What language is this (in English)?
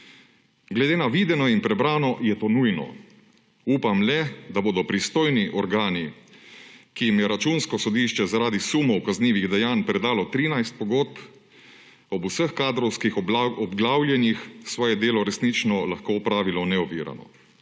Slovenian